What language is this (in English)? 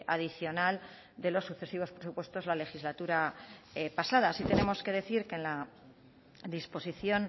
Spanish